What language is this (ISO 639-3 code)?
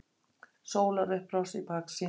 isl